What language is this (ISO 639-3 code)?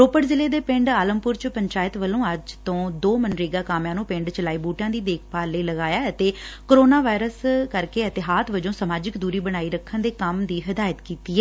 pan